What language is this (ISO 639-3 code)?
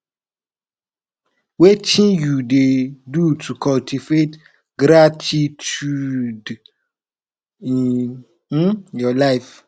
pcm